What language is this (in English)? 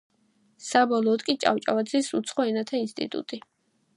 Georgian